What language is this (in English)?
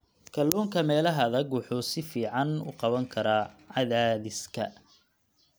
Somali